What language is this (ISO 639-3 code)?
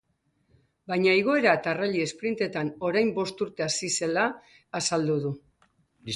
eus